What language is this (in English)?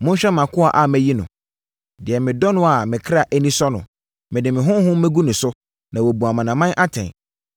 Akan